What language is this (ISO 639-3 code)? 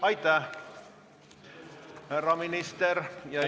est